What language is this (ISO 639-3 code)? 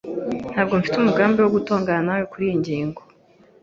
kin